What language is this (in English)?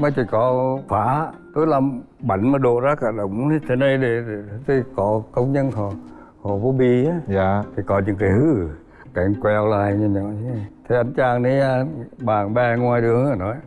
Vietnamese